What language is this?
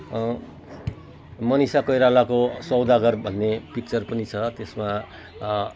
Nepali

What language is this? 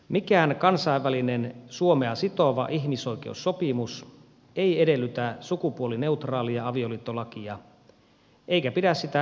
Finnish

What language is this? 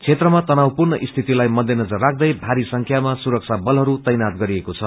Nepali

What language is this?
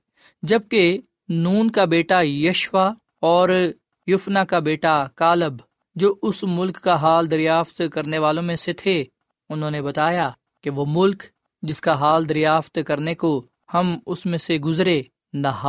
Urdu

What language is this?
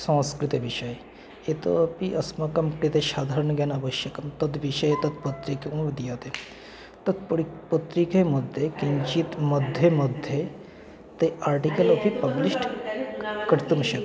Sanskrit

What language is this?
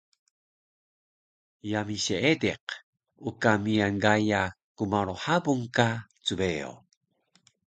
Taroko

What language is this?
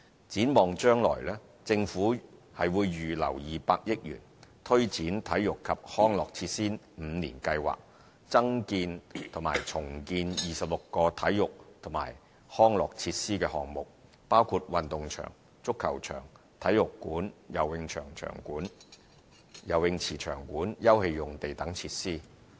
Cantonese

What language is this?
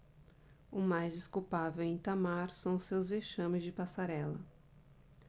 Portuguese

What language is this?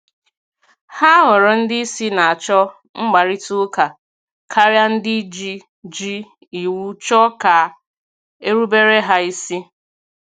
Igbo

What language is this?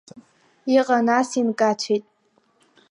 Abkhazian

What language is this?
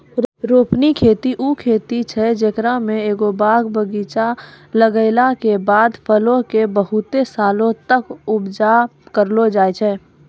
Maithili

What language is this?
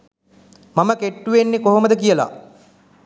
Sinhala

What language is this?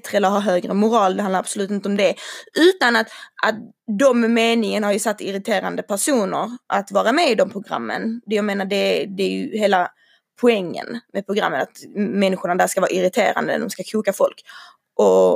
Swedish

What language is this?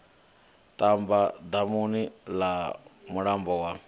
Venda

